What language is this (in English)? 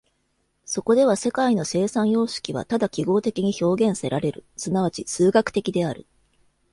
Japanese